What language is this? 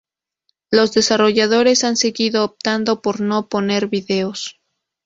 Spanish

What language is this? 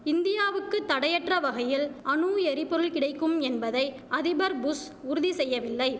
Tamil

